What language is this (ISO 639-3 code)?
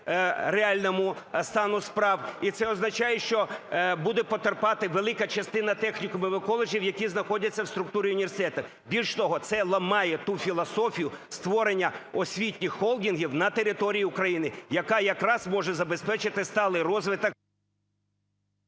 ukr